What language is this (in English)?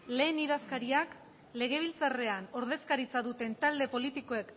Basque